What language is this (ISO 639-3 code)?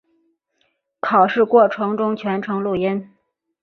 zho